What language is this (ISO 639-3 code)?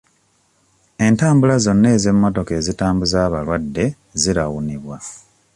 lug